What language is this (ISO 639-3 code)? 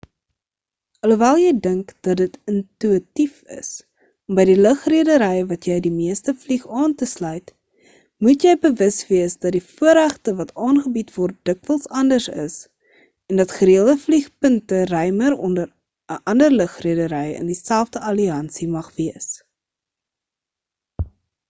afr